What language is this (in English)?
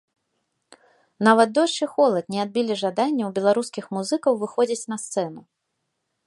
Belarusian